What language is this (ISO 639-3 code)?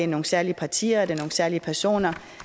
dan